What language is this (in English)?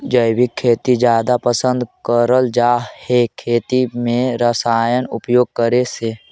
Magahi